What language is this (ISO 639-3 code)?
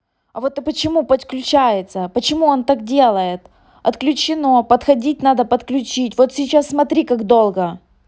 rus